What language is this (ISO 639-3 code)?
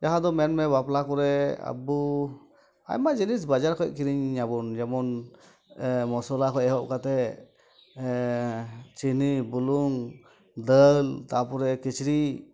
sat